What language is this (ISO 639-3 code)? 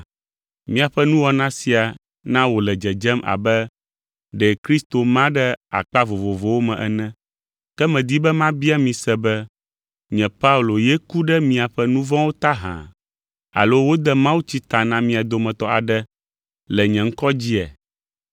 ewe